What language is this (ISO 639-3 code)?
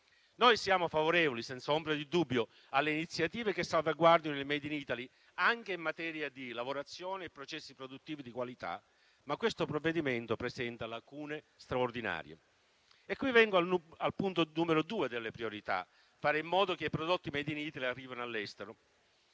ita